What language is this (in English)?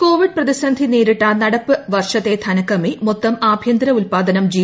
Malayalam